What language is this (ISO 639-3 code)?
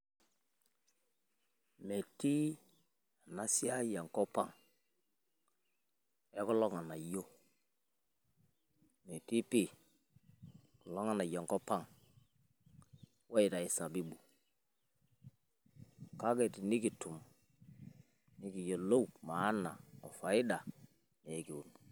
mas